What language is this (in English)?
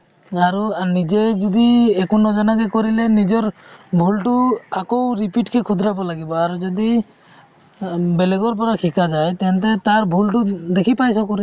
Assamese